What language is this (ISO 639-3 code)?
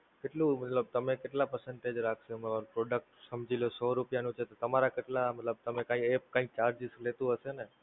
guj